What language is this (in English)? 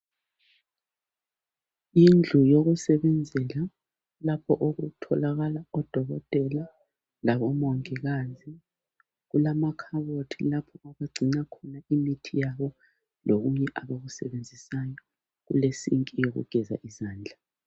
North Ndebele